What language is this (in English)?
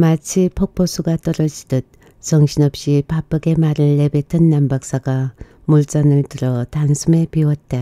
Korean